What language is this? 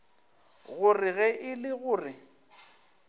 Northern Sotho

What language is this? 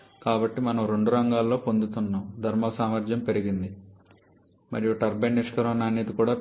Telugu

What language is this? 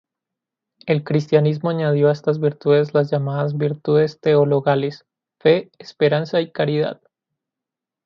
Spanish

